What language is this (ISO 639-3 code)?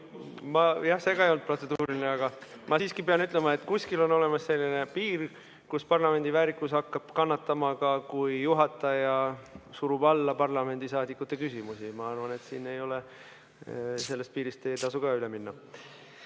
est